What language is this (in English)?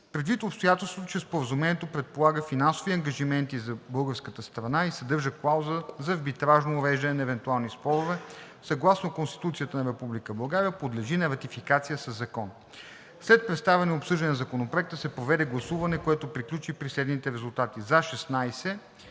Bulgarian